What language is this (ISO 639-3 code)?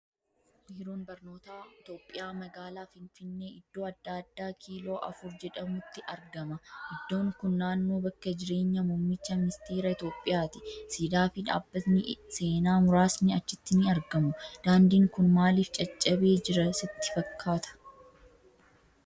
orm